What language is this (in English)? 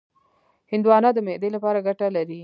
Pashto